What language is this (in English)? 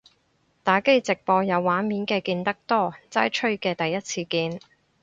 Cantonese